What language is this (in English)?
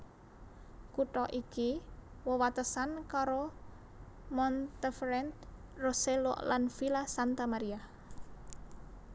Javanese